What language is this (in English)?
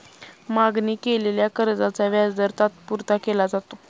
Marathi